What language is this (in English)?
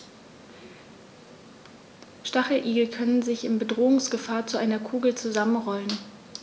German